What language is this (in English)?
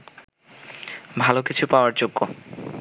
Bangla